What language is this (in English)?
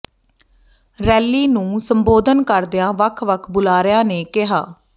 Punjabi